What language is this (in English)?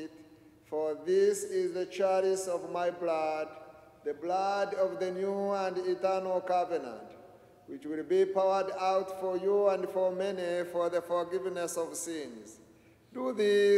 English